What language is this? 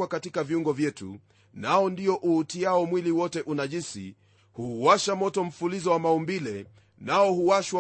Swahili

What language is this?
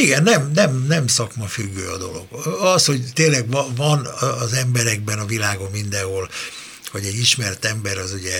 Hungarian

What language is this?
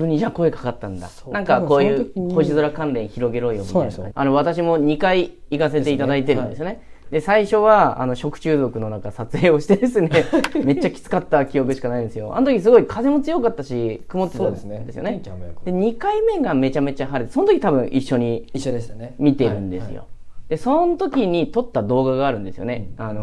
Japanese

